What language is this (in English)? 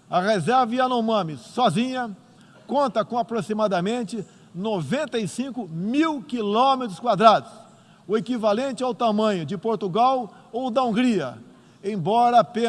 Portuguese